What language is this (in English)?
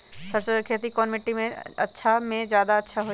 Magahi